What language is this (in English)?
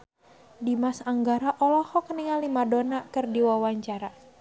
Sundanese